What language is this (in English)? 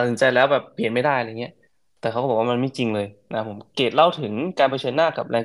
Thai